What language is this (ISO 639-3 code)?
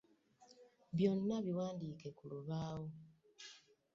lug